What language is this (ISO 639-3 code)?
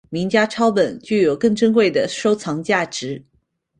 zho